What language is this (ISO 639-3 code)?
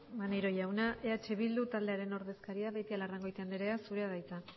eus